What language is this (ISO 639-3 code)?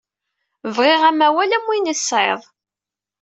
kab